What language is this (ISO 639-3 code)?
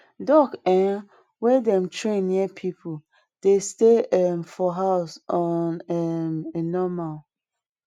pcm